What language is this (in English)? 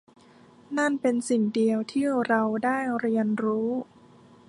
Thai